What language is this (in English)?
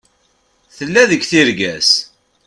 Kabyle